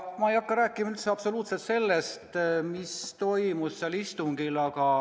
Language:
Estonian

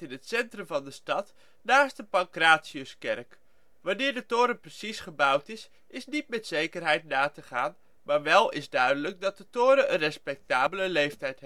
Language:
Dutch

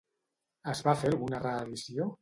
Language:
Catalan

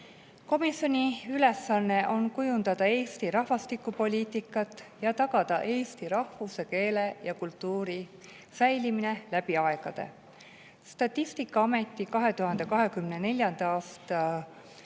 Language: Estonian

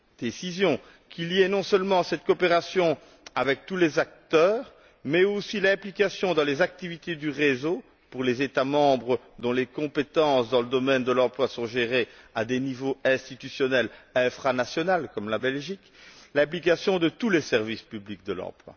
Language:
French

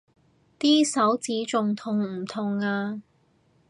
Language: Cantonese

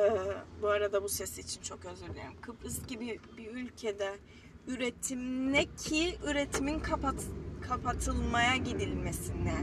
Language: Turkish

